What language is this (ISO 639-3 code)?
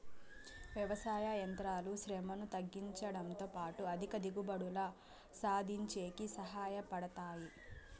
tel